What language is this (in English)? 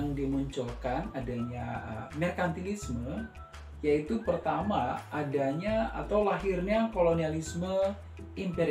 Indonesian